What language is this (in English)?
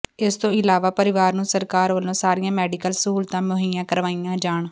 Punjabi